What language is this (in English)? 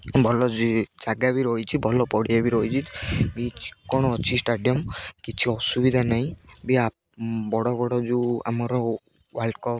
Odia